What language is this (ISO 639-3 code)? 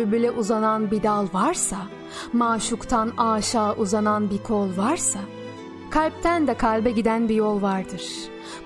tur